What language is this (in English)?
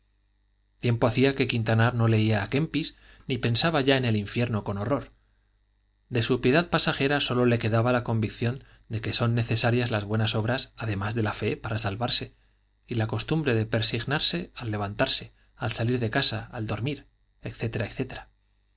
Spanish